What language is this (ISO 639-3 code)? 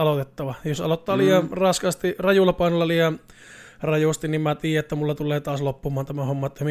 fin